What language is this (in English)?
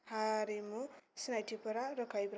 Bodo